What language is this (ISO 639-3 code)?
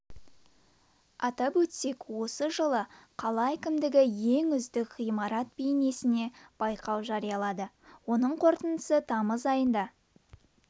kaz